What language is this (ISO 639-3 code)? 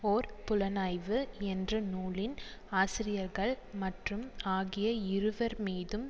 tam